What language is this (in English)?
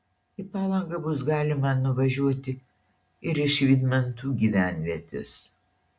Lithuanian